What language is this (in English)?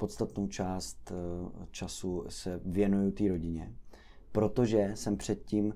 Czech